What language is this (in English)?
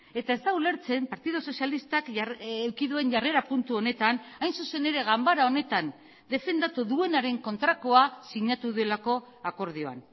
Basque